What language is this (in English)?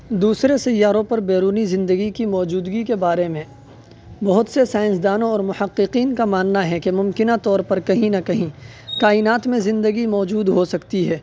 Urdu